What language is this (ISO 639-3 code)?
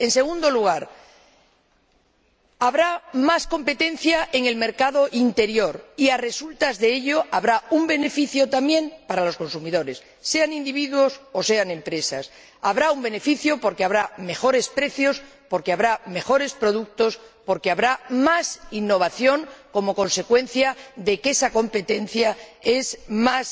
spa